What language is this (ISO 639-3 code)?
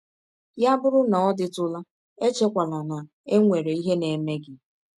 ibo